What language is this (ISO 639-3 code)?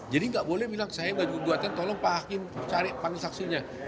ind